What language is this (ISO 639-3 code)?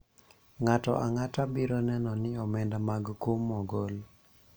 luo